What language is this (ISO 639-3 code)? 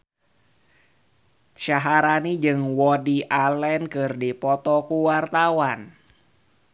sun